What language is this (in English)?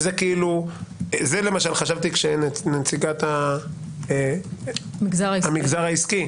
Hebrew